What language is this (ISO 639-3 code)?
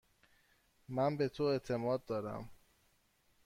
fas